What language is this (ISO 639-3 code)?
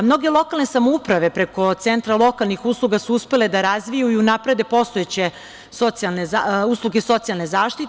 srp